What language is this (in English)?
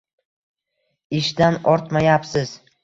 Uzbek